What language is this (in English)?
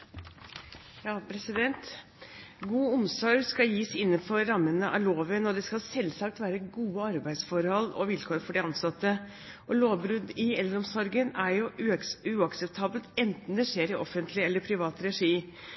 Norwegian Bokmål